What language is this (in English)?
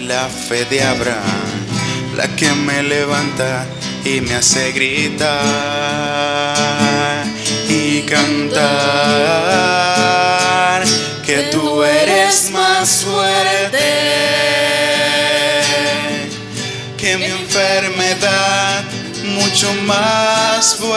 Spanish